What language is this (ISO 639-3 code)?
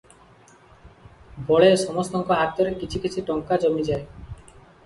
ori